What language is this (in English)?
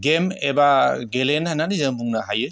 Bodo